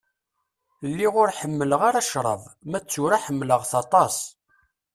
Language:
Kabyle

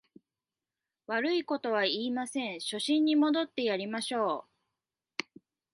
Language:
Japanese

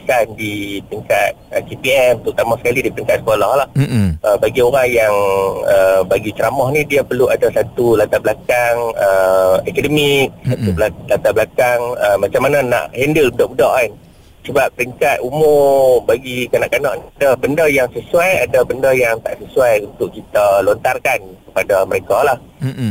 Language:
Malay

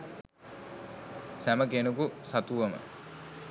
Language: Sinhala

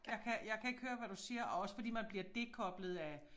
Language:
Danish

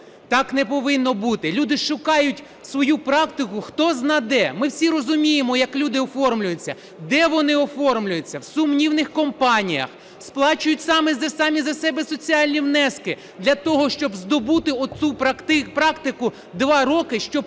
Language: Ukrainian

